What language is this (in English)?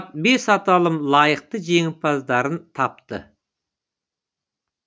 Kazakh